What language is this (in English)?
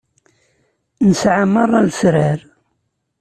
Kabyle